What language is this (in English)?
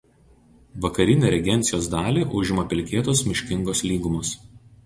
Lithuanian